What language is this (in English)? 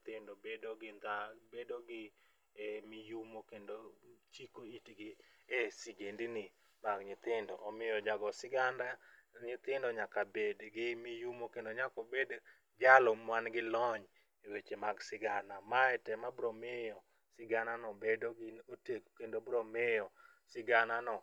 Luo (Kenya and Tanzania)